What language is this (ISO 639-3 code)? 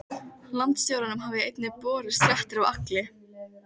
isl